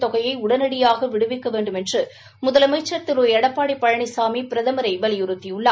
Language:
Tamil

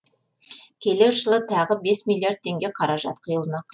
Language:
Kazakh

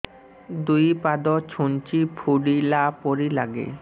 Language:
Odia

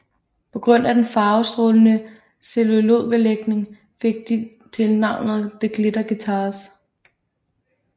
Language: Danish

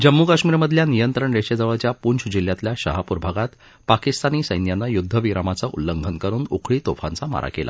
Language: Marathi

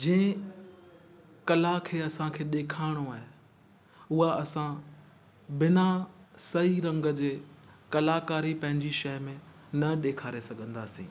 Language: Sindhi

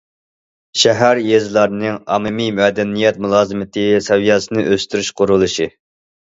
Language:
Uyghur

